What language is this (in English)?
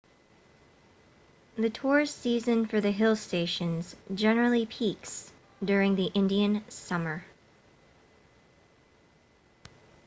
English